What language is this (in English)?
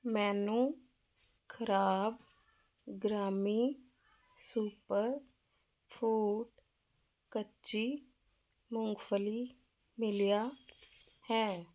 Punjabi